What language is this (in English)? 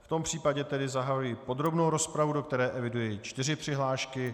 Czech